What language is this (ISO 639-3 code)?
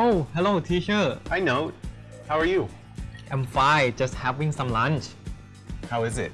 tha